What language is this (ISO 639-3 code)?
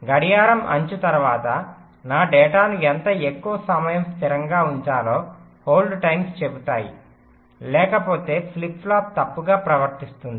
tel